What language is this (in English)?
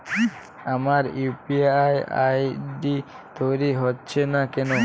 Bangla